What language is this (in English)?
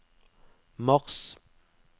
Norwegian